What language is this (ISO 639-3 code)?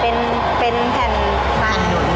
tha